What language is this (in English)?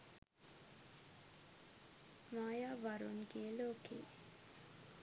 Sinhala